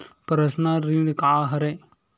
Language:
Chhattisgarhi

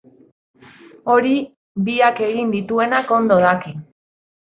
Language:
Basque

